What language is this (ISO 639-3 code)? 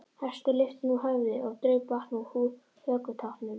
isl